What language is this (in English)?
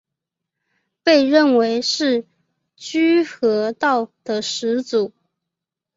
Chinese